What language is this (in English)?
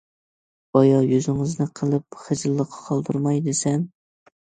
Uyghur